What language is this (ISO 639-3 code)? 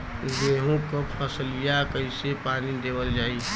bho